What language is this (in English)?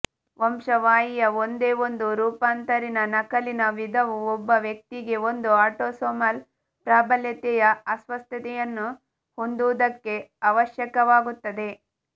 Kannada